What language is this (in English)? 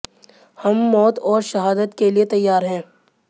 Hindi